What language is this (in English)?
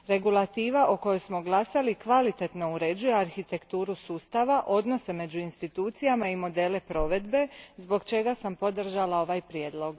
Croatian